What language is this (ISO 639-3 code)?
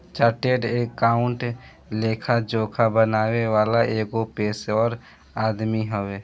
bho